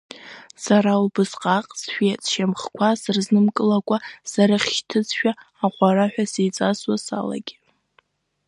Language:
Abkhazian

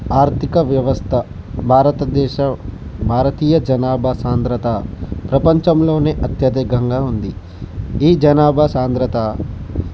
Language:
Telugu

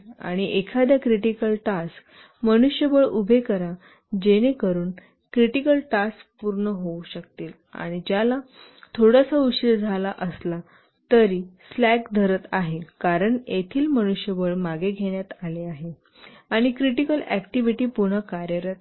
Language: Marathi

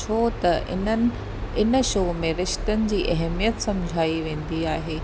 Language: Sindhi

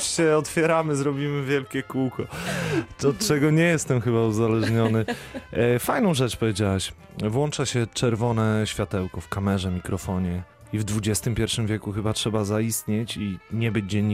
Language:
Polish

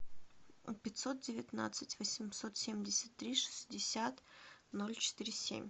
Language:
Russian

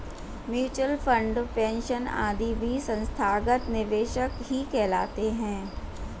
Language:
Hindi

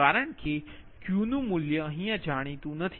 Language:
Gujarati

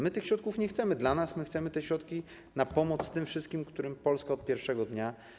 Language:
Polish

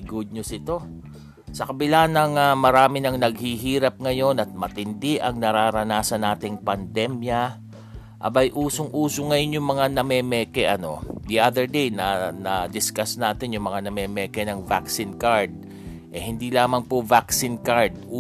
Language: Filipino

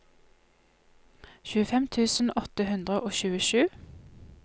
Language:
Norwegian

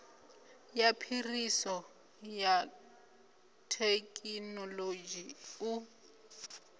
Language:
Venda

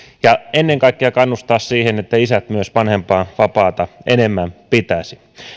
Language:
Finnish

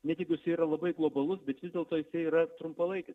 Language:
Lithuanian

